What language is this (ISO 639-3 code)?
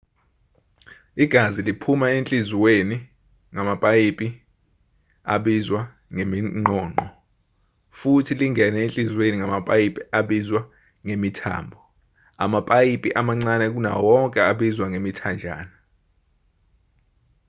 zul